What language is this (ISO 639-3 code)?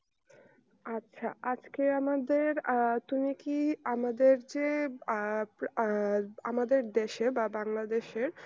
ben